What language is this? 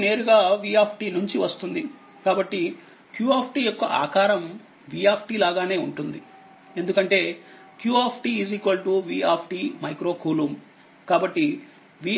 Telugu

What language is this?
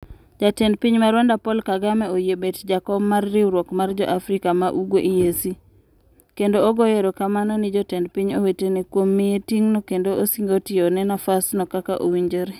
Luo (Kenya and Tanzania)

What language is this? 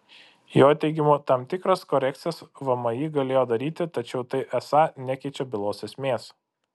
Lithuanian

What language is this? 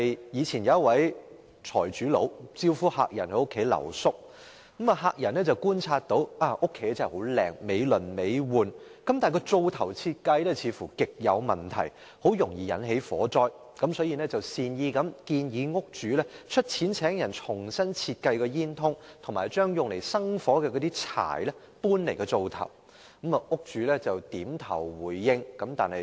Cantonese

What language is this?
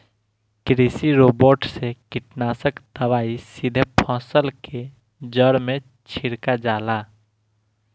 Bhojpuri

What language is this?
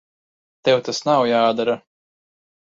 Latvian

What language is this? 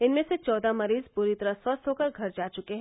Hindi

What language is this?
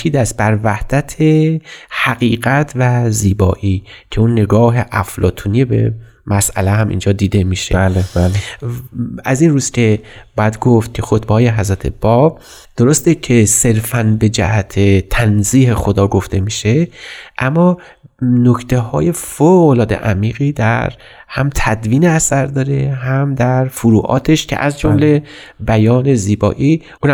Persian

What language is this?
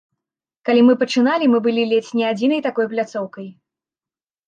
Belarusian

